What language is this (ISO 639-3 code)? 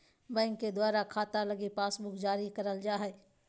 mag